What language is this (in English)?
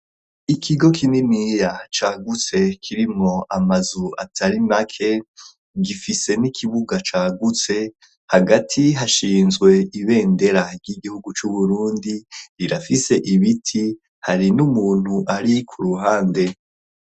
Rundi